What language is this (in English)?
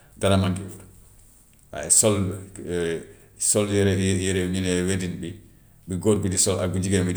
Gambian Wolof